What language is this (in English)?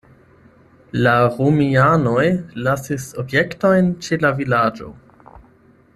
Esperanto